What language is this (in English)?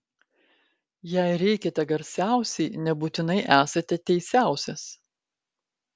Lithuanian